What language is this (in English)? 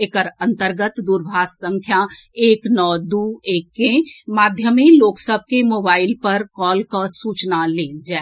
Maithili